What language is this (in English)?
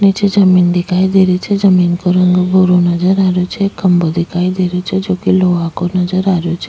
Rajasthani